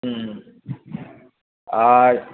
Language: Bangla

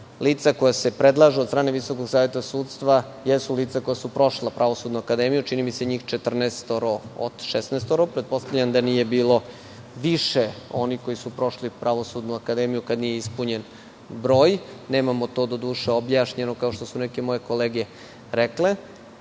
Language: Serbian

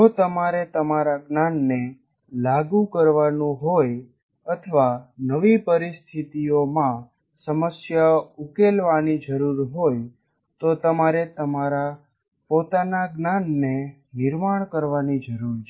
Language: Gujarati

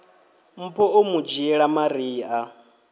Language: Venda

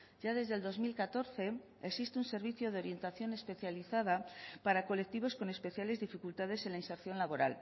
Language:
Spanish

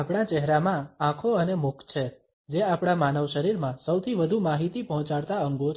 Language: Gujarati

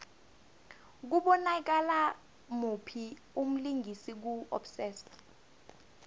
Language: South Ndebele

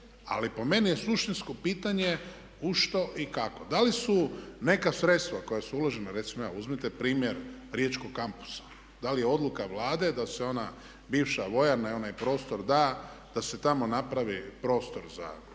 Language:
Croatian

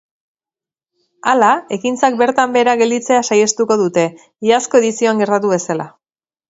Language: Basque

